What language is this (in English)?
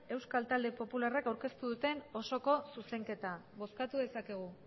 Basque